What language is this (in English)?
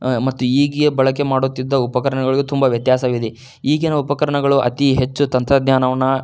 Kannada